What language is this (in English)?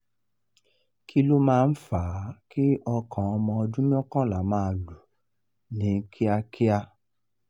Yoruba